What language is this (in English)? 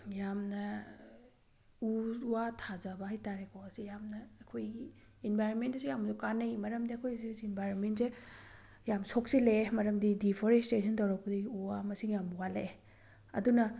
Manipuri